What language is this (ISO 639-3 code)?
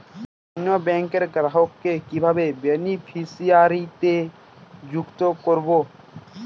ben